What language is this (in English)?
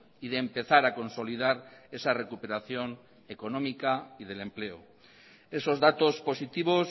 Spanish